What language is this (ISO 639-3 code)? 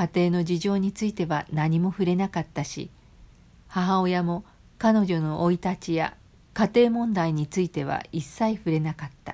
jpn